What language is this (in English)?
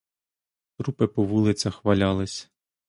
Ukrainian